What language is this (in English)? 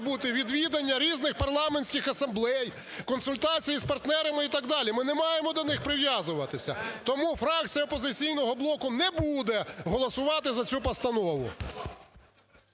Ukrainian